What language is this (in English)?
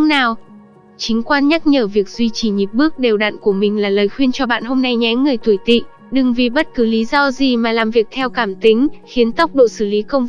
Vietnamese